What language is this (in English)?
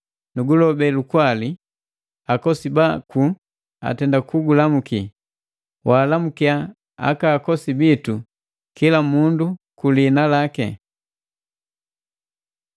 Matengo